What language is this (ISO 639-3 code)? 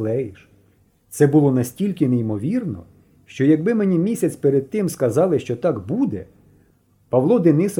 ukr